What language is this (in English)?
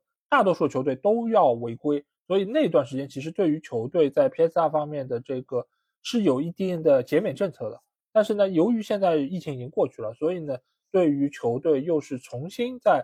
Chinese